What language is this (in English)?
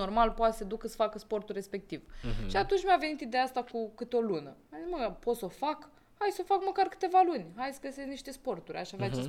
Romanian